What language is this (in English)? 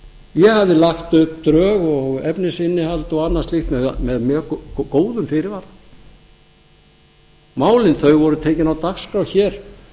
Icelandic